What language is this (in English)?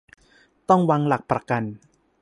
Thai